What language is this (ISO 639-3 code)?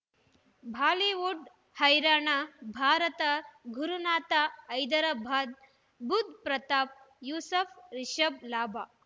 kan